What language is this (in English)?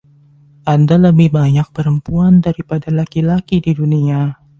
Indonesian